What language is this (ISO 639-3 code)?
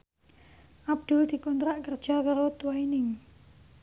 jav